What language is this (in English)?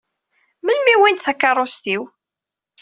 Kabyle